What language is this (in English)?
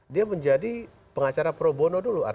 Indonesian